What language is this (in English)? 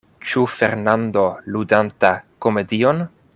Esperanto